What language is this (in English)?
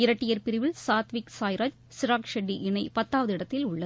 Tamil